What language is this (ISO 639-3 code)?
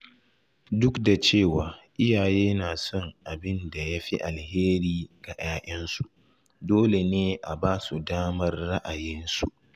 hau